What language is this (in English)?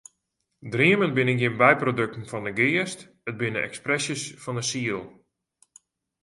Western Frisian